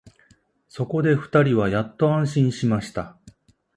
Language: Japanese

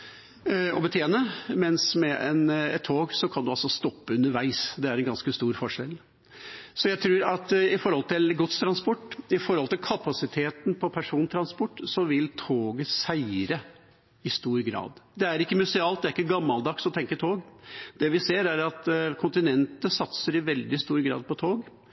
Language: Norwegian Bokmål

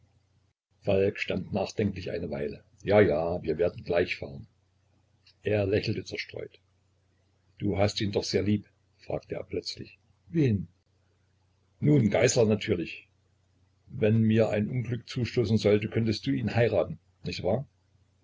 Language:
German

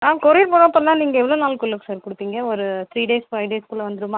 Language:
Tamil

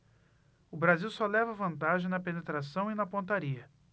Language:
Portuguese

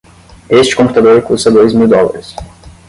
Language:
Portuguese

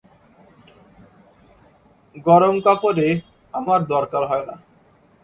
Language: Bangla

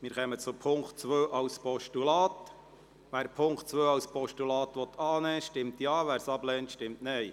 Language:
Swiss German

